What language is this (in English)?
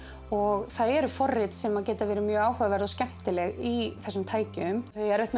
Icelandic